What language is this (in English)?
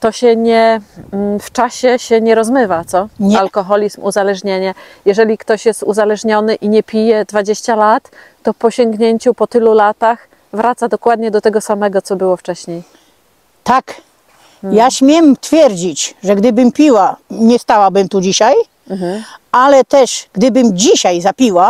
Polish